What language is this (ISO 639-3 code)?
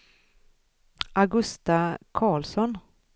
swe